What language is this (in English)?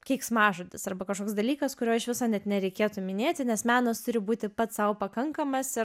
Lithuanian